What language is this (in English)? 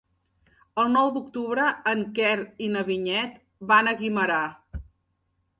Catalan